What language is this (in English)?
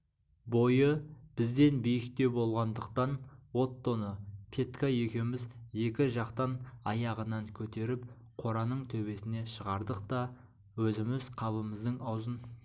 Kazakh